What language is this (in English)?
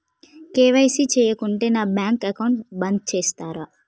Telugu